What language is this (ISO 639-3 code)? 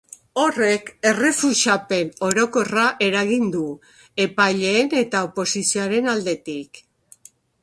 eus